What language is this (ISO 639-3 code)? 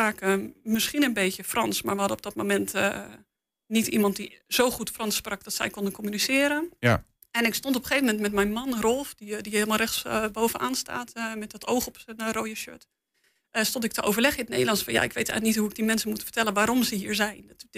nld